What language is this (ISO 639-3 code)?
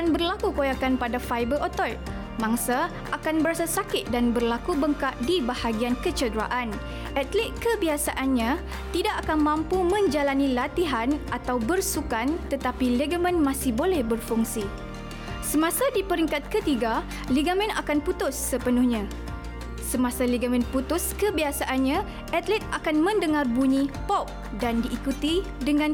msa